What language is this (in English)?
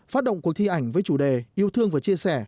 Vietnamese